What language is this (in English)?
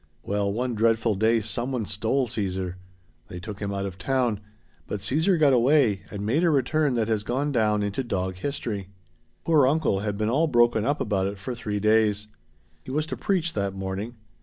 English